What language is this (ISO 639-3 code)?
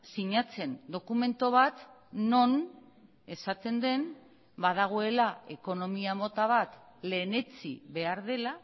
eus